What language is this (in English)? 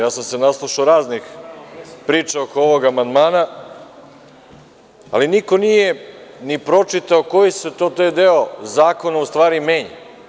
Serbian